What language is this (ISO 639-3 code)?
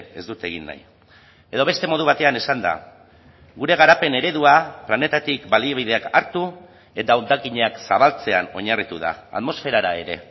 eus